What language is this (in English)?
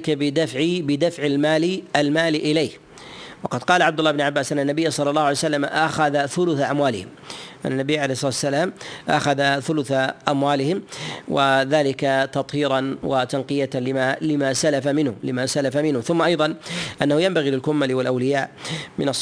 Arabic